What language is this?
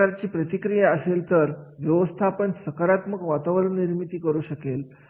Marathi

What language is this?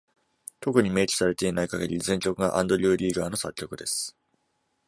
Japanese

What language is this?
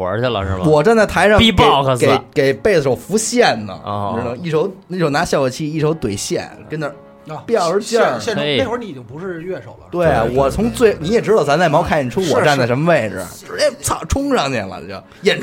Chinese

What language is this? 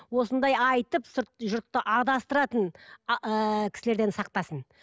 Kazakh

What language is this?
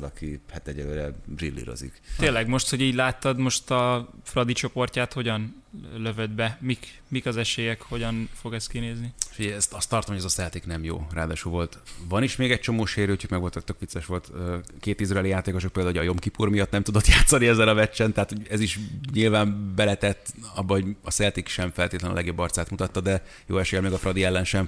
Hungarian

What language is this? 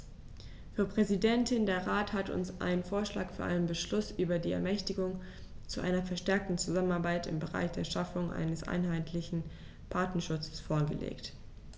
German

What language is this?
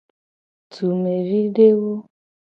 Gen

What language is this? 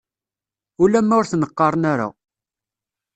Kabyle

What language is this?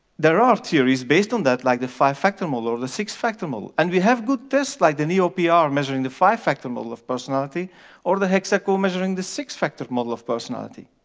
English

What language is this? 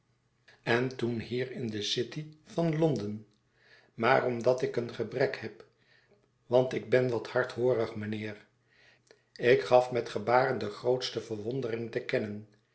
Dutch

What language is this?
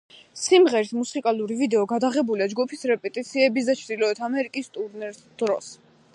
Georgian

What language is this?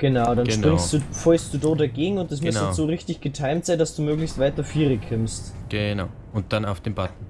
German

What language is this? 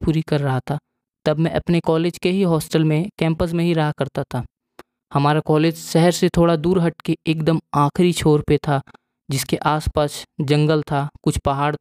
Hindi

